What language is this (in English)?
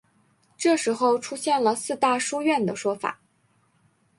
Chinese